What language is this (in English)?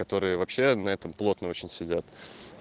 Russian